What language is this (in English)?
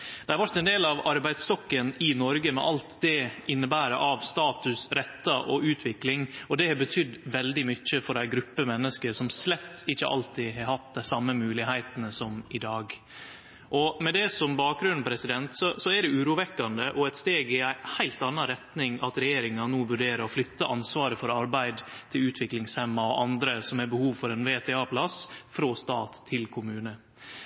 Norwegian Nynorsk